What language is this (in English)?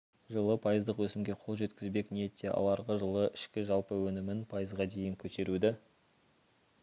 Kazakh